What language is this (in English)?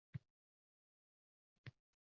Uzbek